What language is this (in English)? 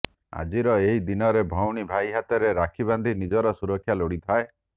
Odia